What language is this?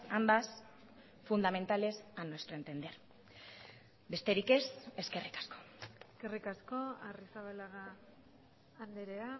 Basque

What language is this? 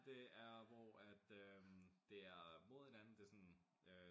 Danish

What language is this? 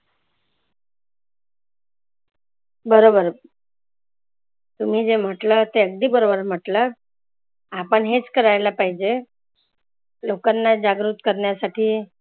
Marathi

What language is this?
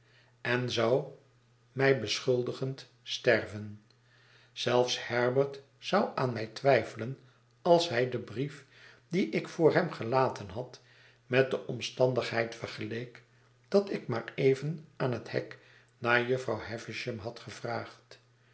Dutch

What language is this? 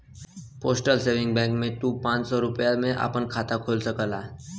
Bhojpuri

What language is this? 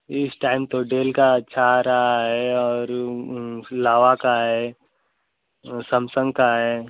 Hindi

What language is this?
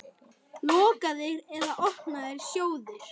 Icelandic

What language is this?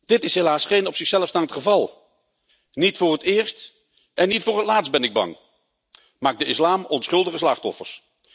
Dutch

